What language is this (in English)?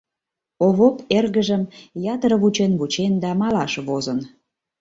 Mari